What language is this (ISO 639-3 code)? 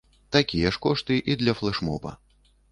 bel